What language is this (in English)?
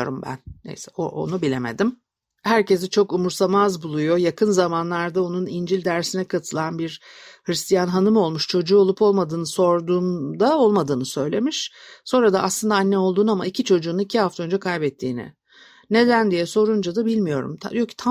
Turkish